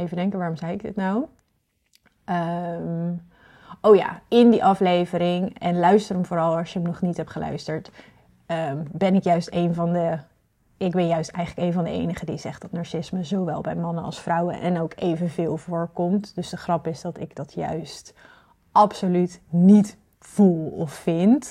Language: Dutch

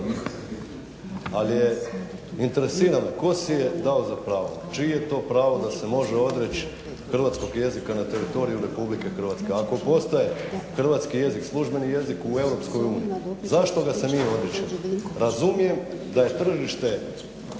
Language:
Croatian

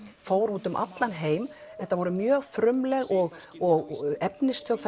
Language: Icelandic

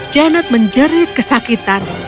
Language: Indonesian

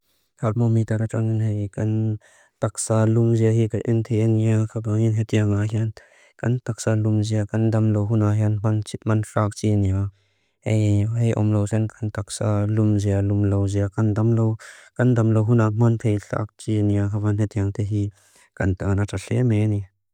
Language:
Mizo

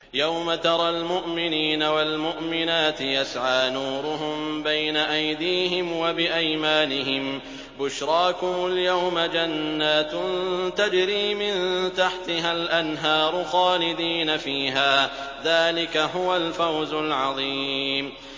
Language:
Arabic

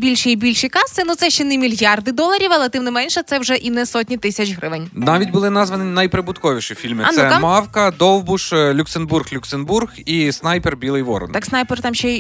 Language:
Ukrainian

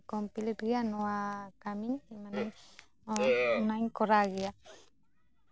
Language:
Santali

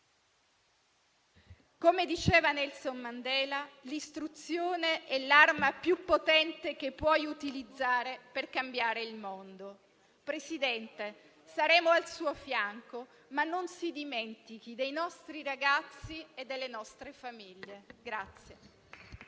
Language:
Italian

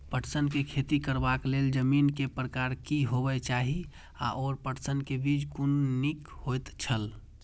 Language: Maithili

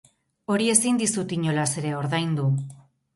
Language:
Basque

